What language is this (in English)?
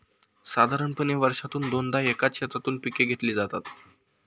Marathi